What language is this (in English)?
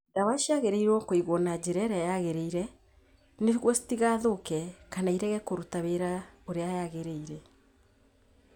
Kikuyu